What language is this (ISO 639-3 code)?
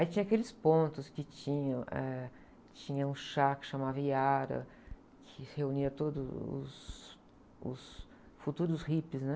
por